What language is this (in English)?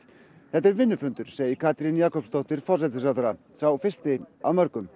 Icelandic